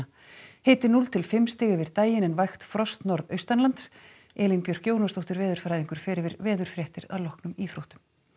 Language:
Icelandic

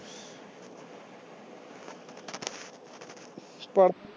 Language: Punjabi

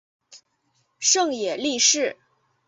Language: Chinese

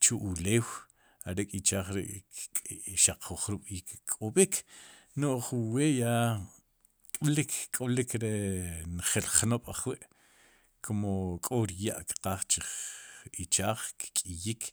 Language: Sipacapense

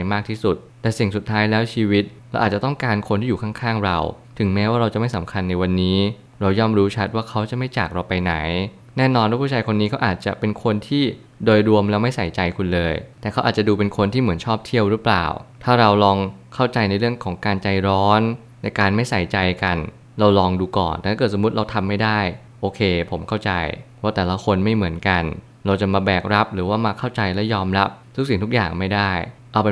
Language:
Thai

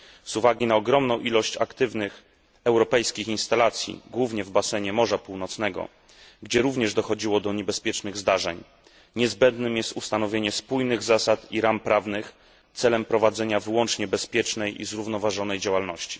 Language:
Polish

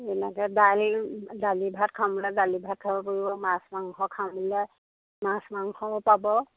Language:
Assamese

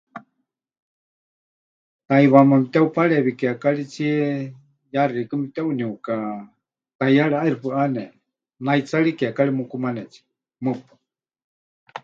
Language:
Huichol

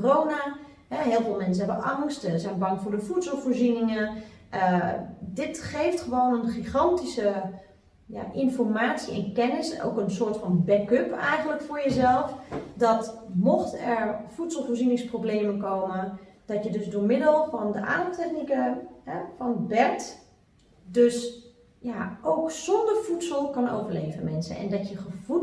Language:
Dutch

